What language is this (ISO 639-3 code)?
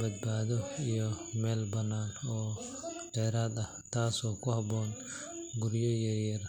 som